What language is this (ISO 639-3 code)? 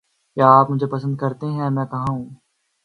urd